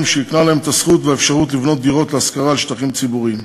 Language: Hebrew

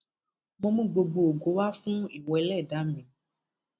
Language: Yoruba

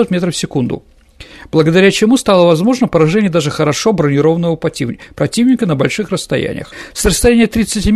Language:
Russian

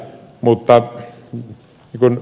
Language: Finnish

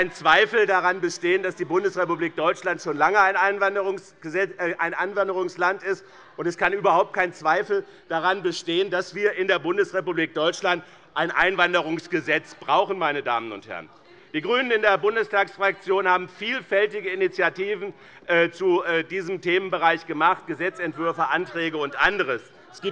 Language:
German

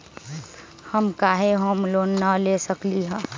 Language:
Magahi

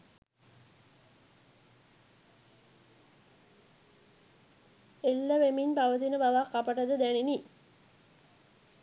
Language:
Sinhala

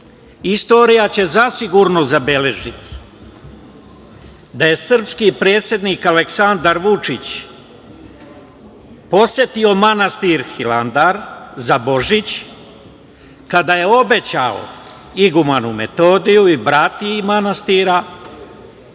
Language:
Serbian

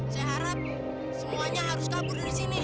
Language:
Indonesian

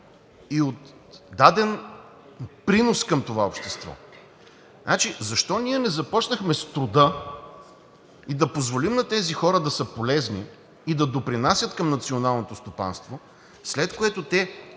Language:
Bulgarian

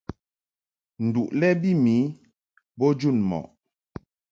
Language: Mungaka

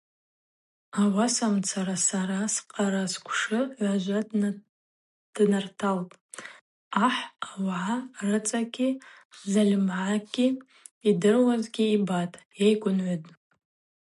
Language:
Abaza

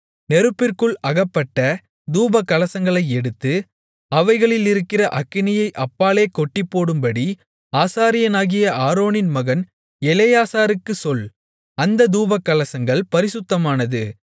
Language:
Tamil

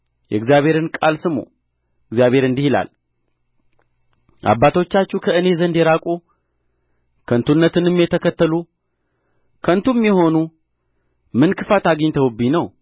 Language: Amharic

